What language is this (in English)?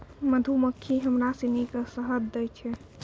Maithili